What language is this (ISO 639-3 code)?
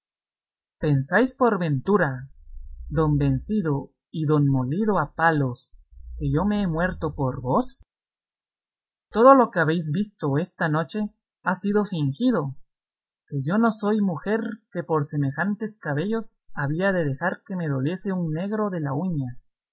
spa